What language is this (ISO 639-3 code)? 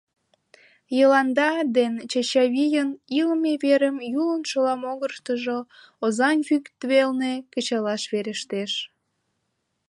chm